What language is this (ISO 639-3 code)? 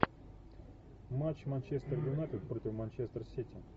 rus